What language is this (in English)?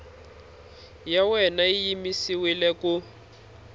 Tsonga